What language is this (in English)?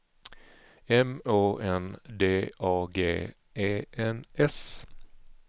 Swedish